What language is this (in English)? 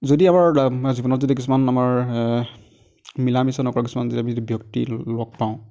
Assamese